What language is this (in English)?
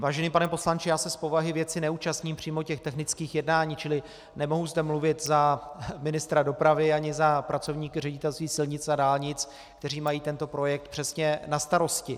Czech